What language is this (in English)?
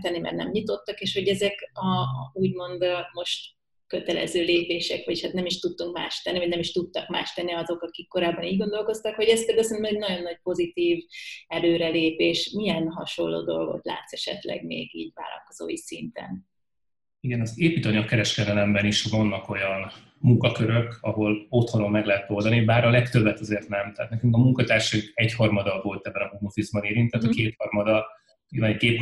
Hungarian